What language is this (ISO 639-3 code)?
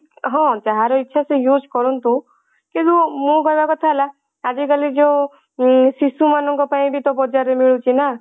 ori